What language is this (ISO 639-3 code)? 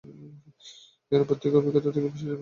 ben